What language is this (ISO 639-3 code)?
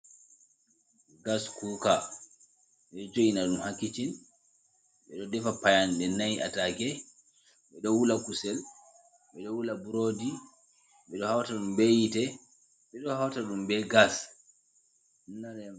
ful